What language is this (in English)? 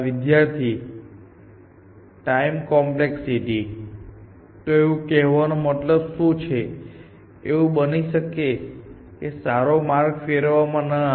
Gujarati